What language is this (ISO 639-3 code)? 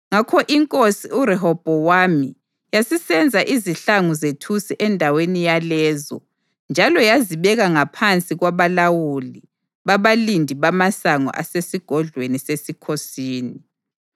nde